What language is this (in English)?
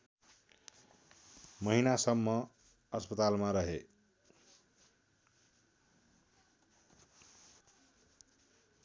Nepali